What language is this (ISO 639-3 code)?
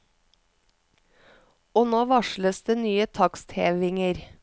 nor